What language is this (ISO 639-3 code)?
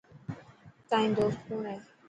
mki